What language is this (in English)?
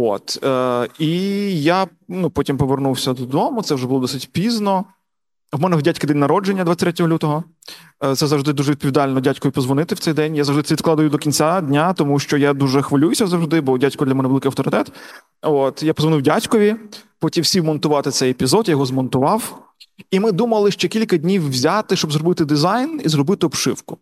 Ukrainian